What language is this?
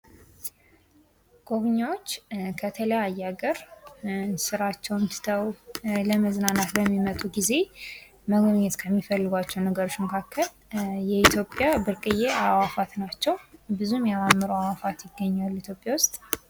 Amharic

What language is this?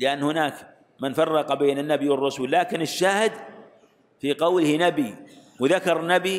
Arabic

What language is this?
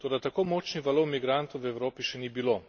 Slovenian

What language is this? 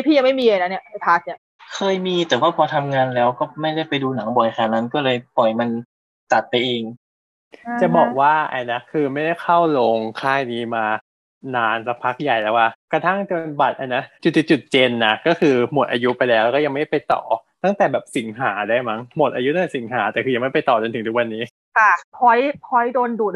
Thai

